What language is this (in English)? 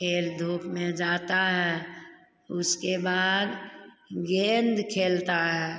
Hindi